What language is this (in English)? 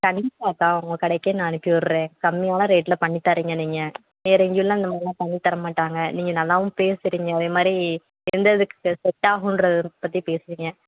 Tamil